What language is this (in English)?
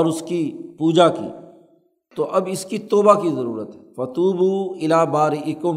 Urdu